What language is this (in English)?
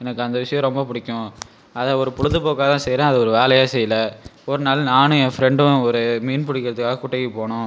Tamil